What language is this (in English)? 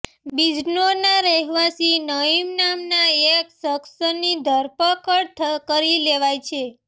Gujarati